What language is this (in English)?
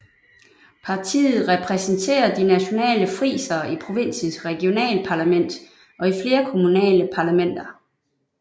Danish